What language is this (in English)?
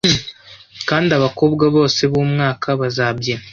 Kinyarwanda